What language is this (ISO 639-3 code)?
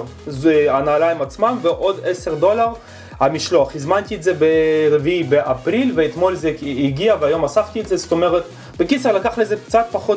heb